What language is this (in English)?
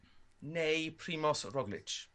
Welsh